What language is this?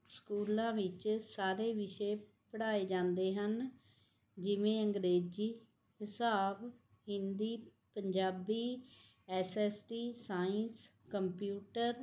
Punjabi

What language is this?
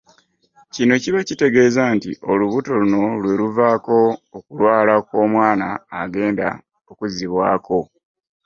Ganda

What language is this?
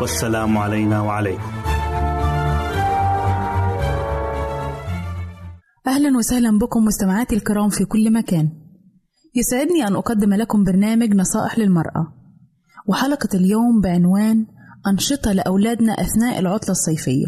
Arabic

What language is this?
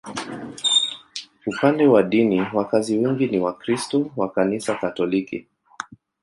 Swahili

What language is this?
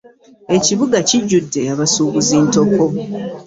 Ganda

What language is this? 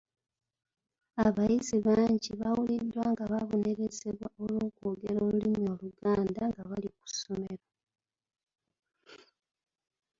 Ganda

